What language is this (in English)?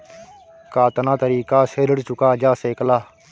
Bhojpuri